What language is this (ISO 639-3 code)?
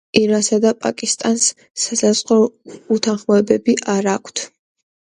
kat